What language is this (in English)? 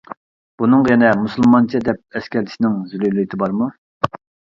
Uyghur